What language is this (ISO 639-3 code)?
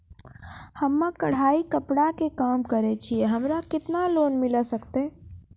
mai